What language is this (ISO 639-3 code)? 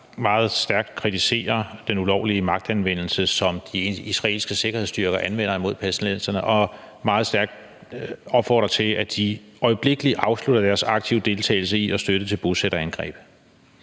dan